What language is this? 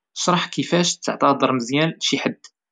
Moroccan Arabic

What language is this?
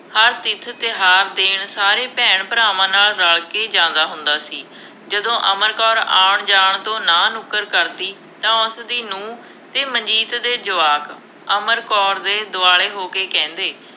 Punjabi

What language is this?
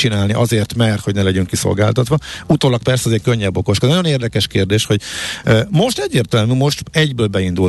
Hungarian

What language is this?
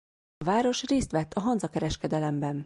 Hungarian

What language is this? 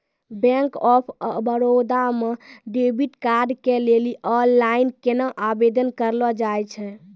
Maithili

